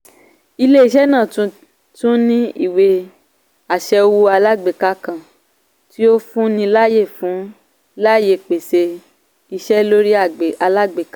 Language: Yoruba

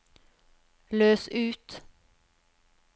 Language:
Norwegian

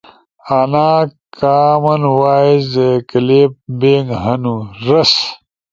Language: Ushojo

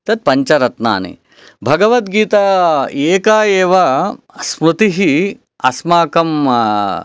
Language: Sanskrit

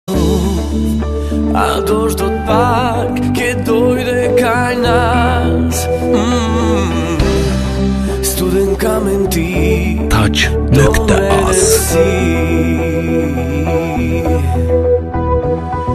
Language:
Romanian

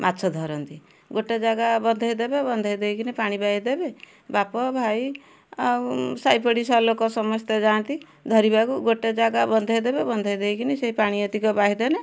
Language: Odia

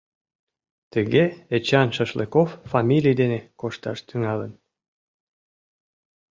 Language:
Mari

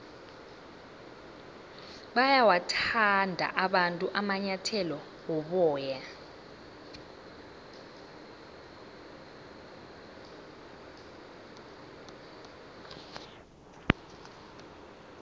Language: South Ndebele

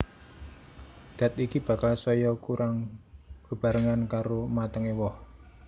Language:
Javanese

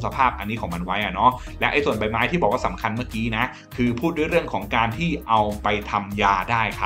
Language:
Thai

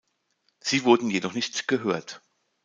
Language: German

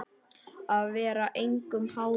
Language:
Icelandic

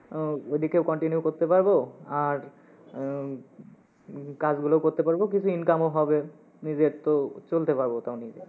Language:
Bangla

